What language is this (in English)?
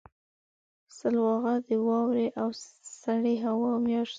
Pashto